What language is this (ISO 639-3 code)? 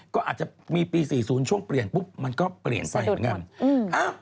tha